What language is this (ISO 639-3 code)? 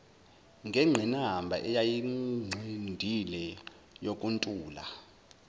zul